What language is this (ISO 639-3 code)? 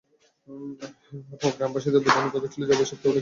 ben